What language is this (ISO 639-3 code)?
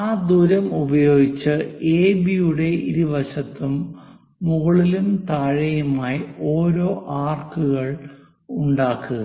mal